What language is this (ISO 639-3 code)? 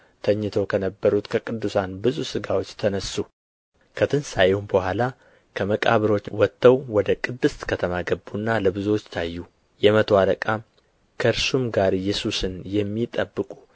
amh